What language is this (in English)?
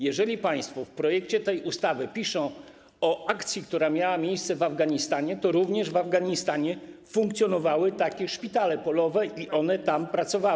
Polish